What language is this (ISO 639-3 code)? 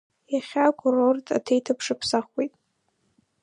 abk